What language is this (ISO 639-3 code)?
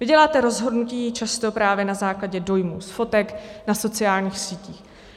ces